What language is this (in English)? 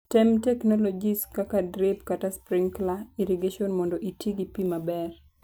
Luo (Kenya and Tanzania)